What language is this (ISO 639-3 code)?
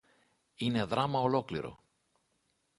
ell